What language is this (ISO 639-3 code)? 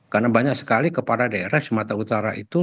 ind